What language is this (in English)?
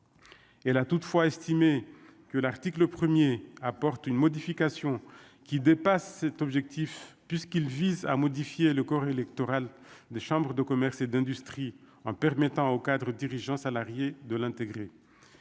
French